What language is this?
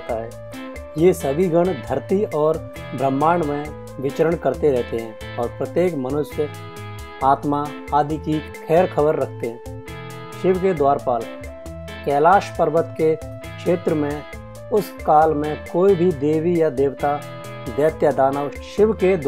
Hindi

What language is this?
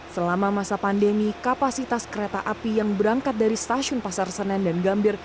Indonesian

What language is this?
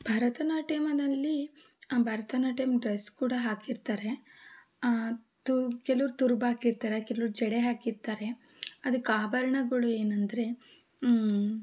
Kannada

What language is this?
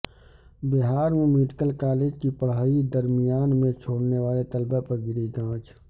Urdu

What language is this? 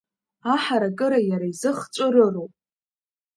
Abkhazian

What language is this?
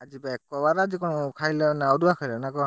Odia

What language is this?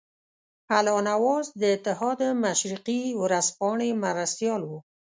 Pashto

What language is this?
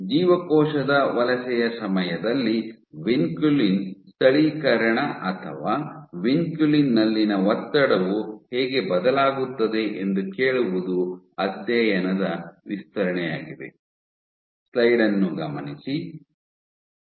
Kannada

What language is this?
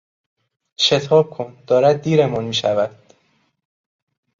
Persian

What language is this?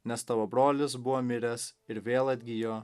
Lithuanian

